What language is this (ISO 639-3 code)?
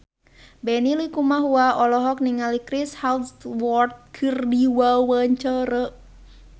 sun